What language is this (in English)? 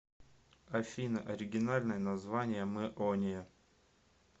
Russian